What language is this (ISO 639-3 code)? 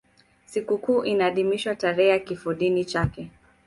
swa